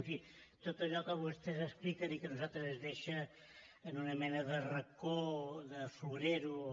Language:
Catalan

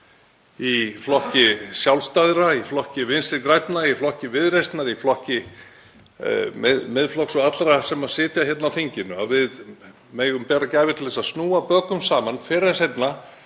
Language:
Icelandic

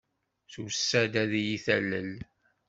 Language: Kabyle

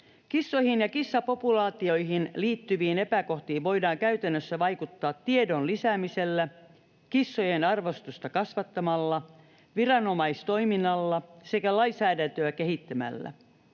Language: Finnish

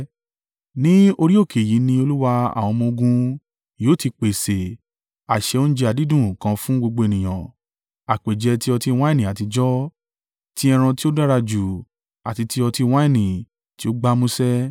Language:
Yoruba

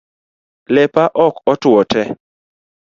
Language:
Luo (Kenya and Tanzania)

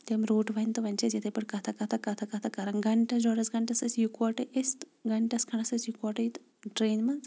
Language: Kashmiri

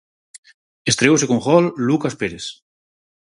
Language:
Galician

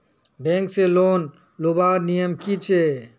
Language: Magahi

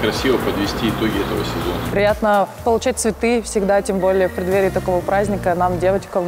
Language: Russian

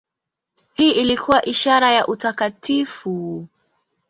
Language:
Swahili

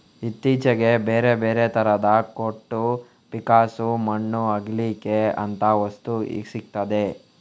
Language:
Kannada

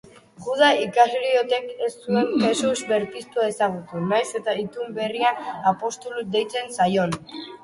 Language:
Basque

